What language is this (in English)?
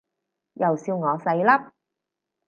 Cantonese